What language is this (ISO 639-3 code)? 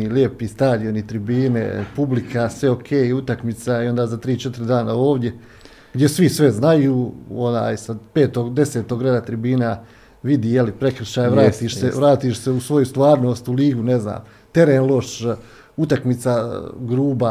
hrv